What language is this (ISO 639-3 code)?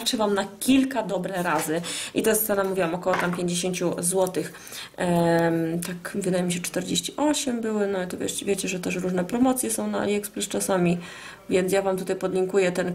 pol